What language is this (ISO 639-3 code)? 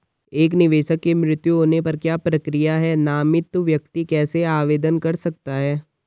hin